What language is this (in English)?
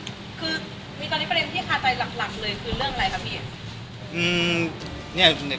Thai